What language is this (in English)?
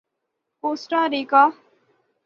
Urdu